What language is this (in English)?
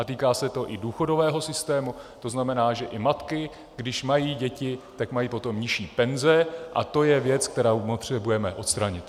Czech